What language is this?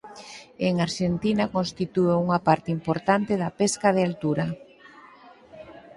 Galician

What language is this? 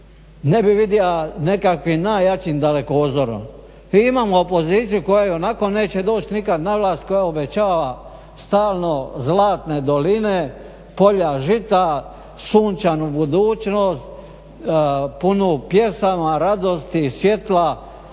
Croatian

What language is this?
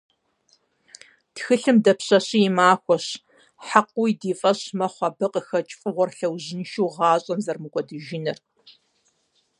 Kabardian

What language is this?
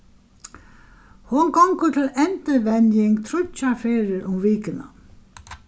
Faroese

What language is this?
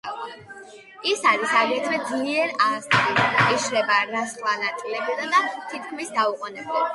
Georgian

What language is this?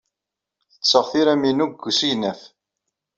Kabyle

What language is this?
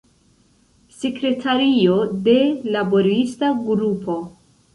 Esperanto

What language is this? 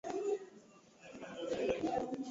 Swahili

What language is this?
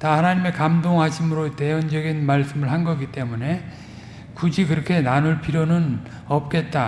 Korean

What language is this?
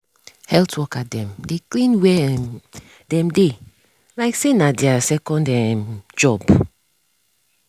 Nigerian Pidgin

